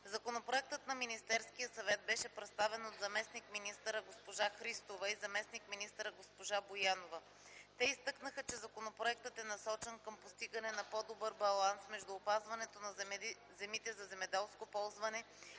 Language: Bulgarian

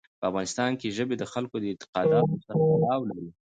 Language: Pashto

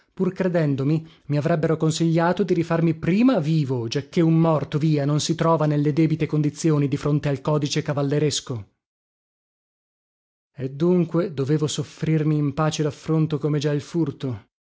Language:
Italian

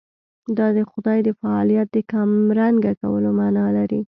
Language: Pashto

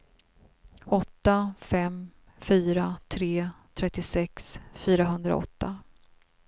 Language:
Swedish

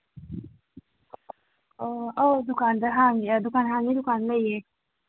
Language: Manipuri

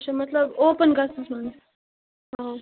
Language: Kashmiri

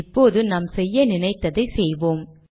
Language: Tamil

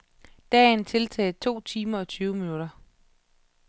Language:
Danish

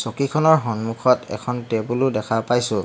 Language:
Assamese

